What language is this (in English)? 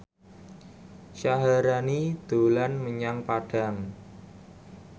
Javanese